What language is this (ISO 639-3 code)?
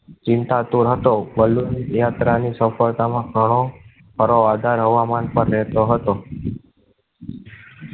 guj